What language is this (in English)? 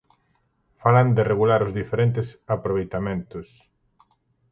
Galician